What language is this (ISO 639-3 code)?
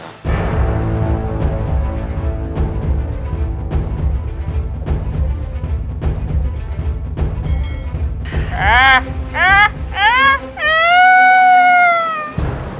ind